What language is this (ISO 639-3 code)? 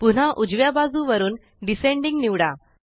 mar